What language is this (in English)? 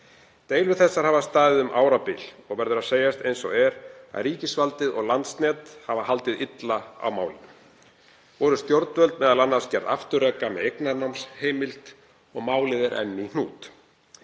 Icelandic